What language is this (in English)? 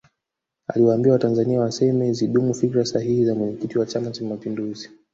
Swahili